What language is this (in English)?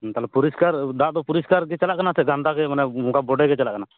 Santali